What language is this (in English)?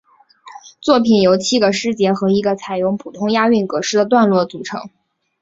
Chinese